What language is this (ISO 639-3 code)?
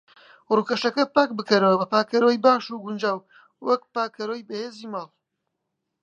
ckb